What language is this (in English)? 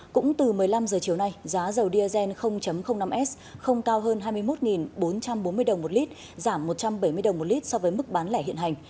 Vietnamese